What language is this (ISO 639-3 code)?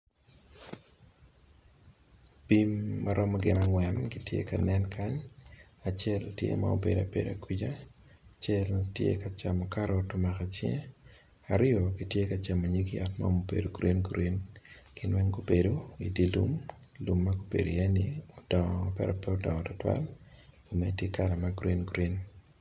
ach